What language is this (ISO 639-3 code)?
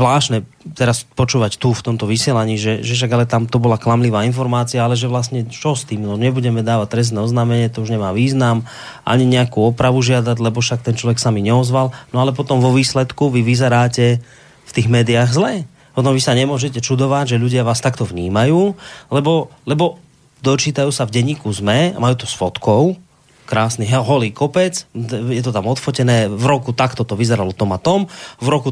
slk